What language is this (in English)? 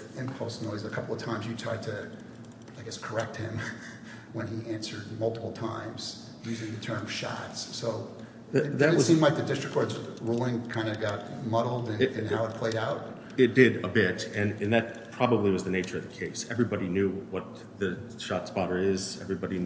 English